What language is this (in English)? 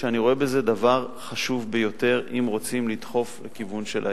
Hebrew